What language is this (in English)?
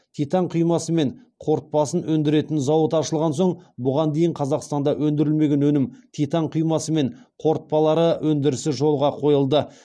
Kazakh